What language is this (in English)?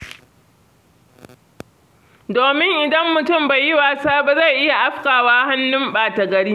Hausa